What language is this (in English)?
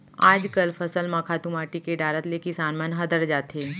Chhattisgarhi